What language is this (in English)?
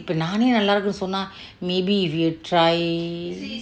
English